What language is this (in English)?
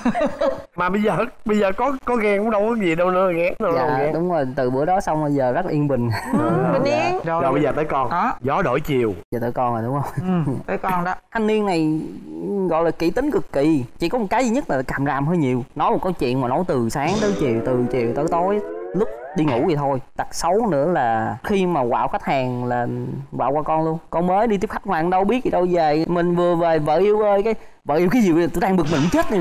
Vietnamese